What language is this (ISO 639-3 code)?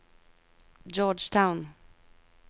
nor